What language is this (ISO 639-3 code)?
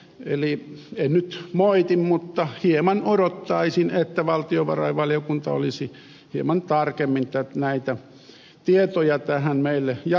fin